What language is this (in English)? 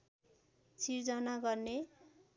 Nepali